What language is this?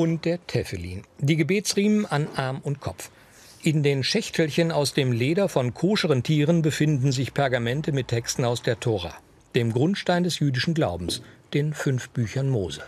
German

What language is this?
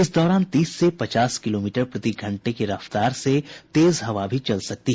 Hindi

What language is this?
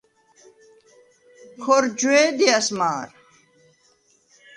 Svan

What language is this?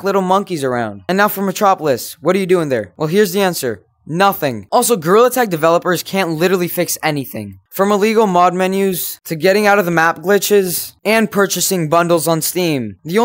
English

